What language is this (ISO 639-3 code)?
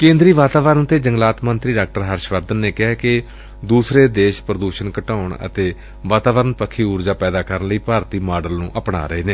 pan